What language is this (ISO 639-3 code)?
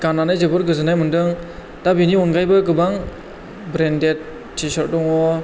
brx